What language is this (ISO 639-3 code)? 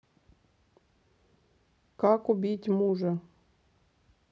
rus